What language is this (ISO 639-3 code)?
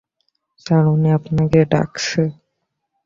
ben